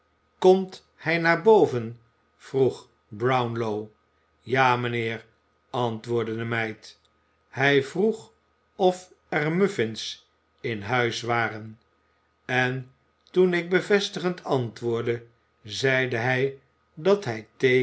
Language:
Dutch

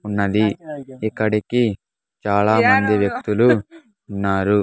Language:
Telugu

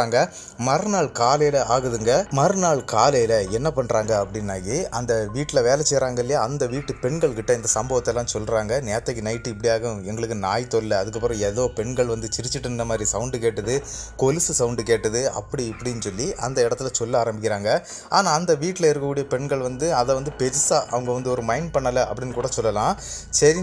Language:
Arabic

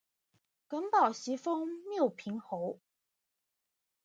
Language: Chinese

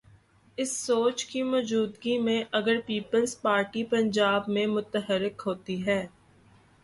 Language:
Urdu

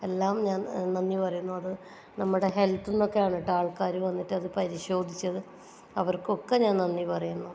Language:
Malayalam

